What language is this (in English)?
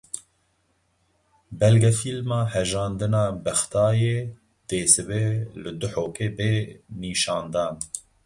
Kurdish